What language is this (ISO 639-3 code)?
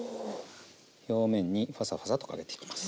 jpn